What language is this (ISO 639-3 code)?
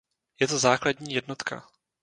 ces